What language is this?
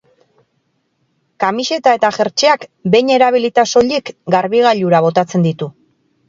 Basque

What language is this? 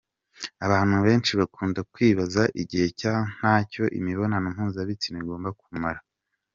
Kinyarwanda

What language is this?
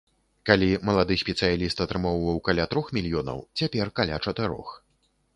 Belarusian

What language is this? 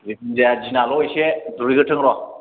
Bodo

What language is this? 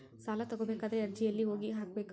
Kannada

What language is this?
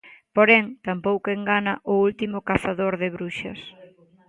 Galician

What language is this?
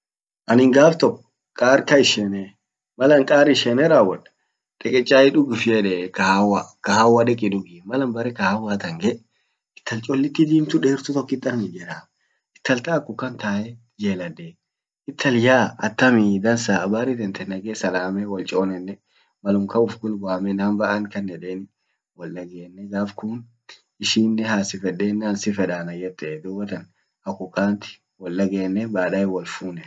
Orma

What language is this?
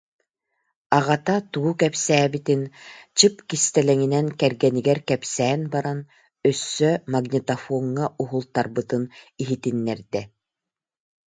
Yakut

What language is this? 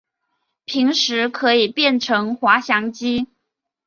Chinese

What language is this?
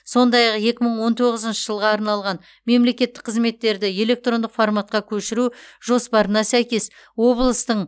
Kazakh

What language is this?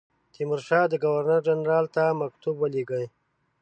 Pashto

